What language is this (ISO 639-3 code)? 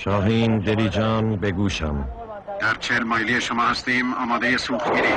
fas